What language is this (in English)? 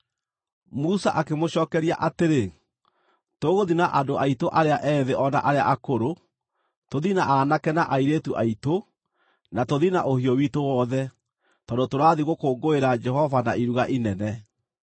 Kikuyu